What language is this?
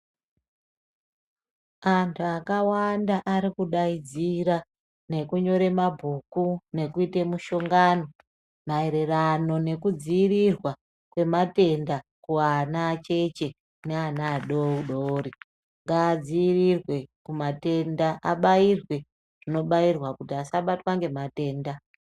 Ndau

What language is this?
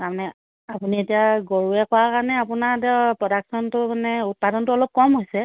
Assamese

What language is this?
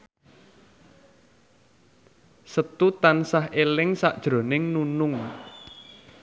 Javanese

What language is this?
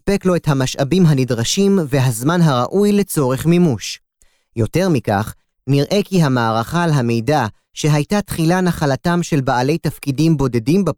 Hebrew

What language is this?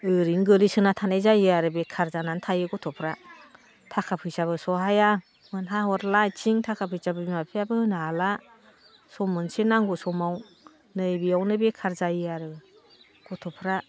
Bodo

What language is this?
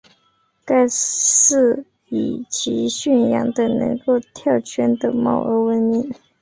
Chinese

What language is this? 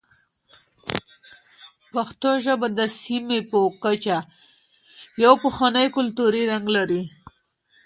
Pashto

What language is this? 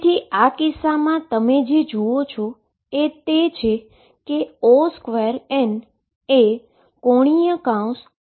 Gujarati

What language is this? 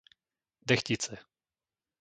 Slovak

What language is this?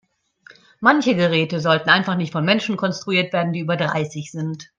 German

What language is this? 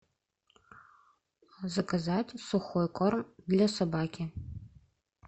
Russian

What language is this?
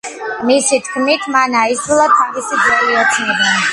Georgian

